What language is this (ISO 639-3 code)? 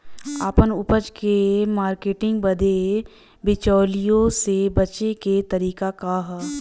bho